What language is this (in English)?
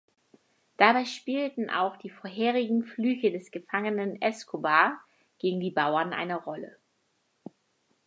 German